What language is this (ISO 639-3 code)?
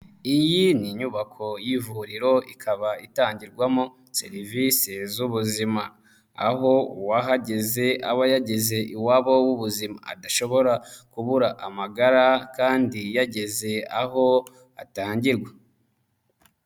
kin